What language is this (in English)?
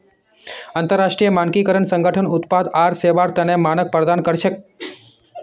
Magahi